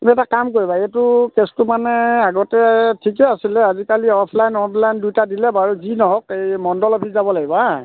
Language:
Assamese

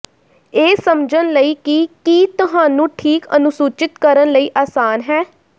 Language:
Punjabi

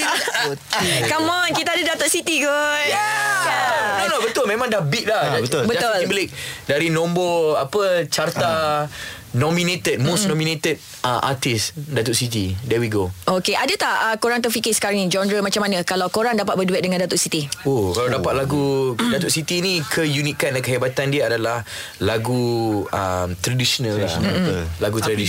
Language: Malay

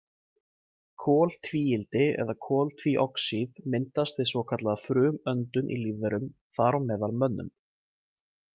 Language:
Icelandic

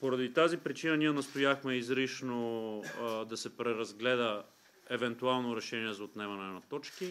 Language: Bulgarian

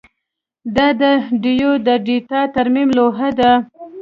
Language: Pashto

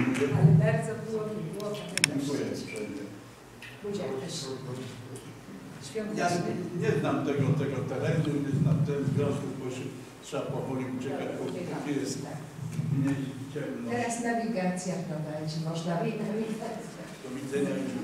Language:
Polish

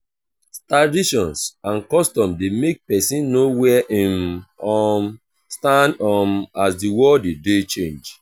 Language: Nigerian Pidgin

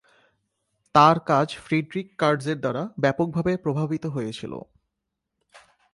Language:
Bangla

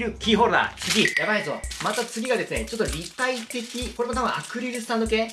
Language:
Japanese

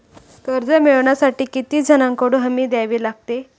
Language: Marathi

